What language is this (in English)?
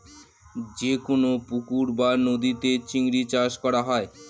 Bangla